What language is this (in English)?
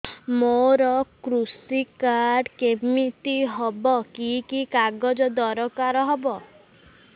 Odia